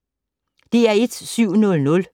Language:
Danish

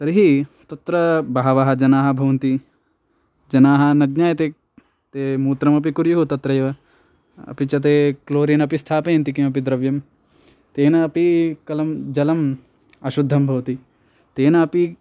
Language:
Sanskrit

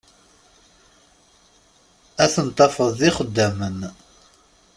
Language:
Kabyle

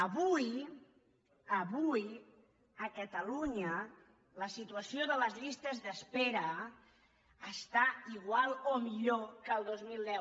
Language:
Catalan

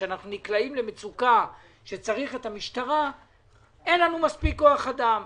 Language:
Hebrew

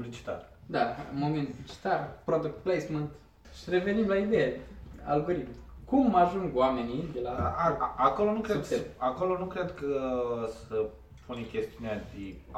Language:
Romanian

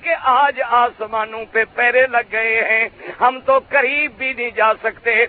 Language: Urdu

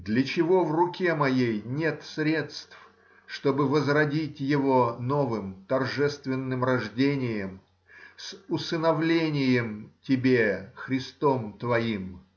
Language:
Russian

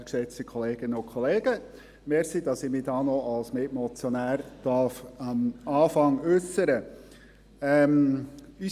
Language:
Swiss German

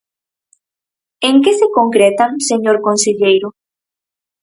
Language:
Galician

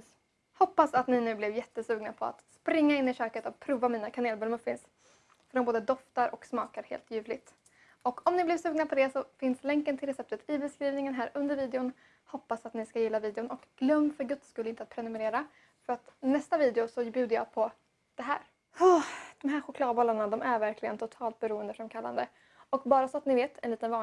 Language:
Swedish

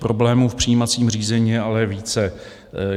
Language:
Czech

